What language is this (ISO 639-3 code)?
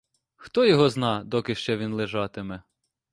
ukr